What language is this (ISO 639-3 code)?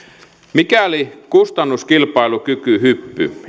fin